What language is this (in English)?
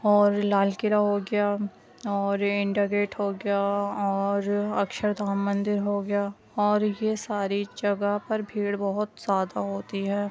Urdu